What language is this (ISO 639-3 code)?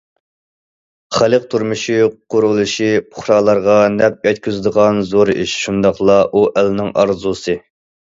uig